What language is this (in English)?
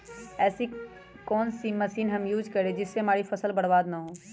Magahi